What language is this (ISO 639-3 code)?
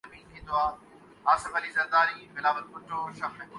urd